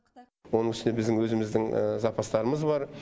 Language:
Kazakh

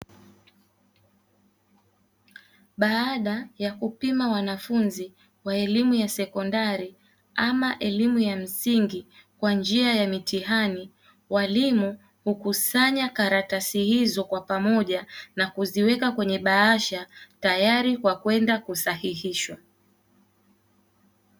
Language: Swahili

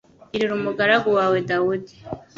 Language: Kinyarwanda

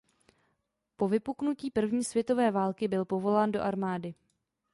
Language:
Czech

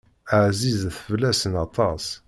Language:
Kabyle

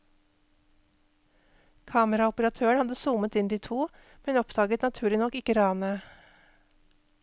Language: Norwegian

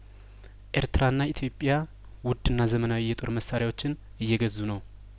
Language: Amharic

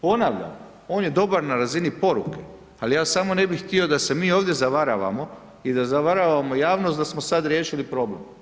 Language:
Croatian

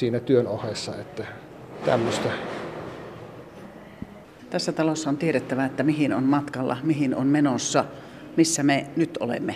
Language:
Finnish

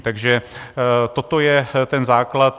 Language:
Czech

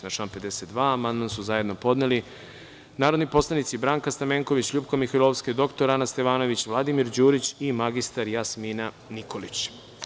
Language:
Serbian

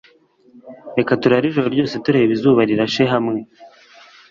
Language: Kinyarwanda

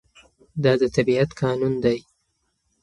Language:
Pashto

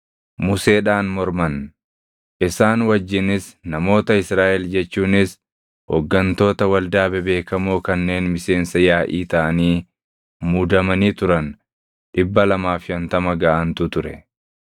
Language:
Oromo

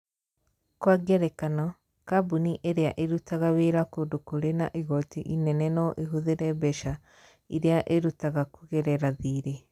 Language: Kikuyu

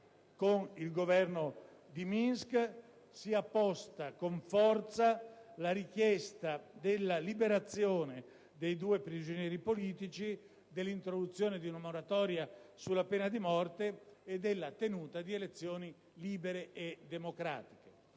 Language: Italian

